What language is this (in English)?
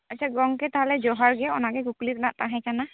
Santali